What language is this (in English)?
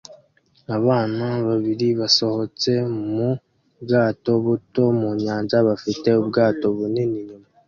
Kinyarwanda